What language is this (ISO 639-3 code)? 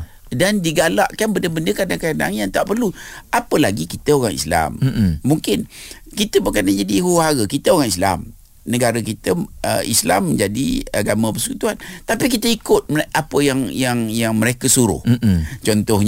msa